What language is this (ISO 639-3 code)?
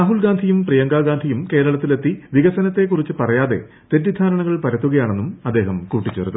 mal